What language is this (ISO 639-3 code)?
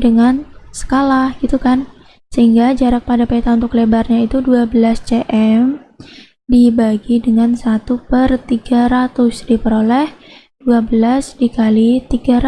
ind